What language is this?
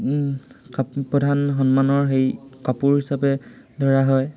Assamese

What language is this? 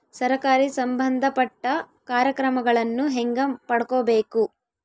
Kannada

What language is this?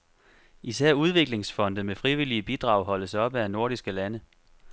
Danish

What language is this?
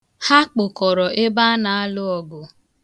Igbo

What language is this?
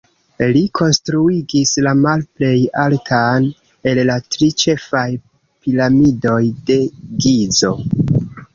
Esperanto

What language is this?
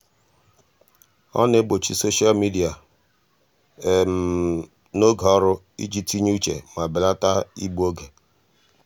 Igbo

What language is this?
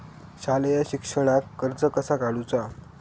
Marathi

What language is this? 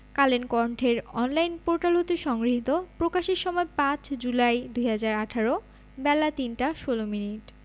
Bangla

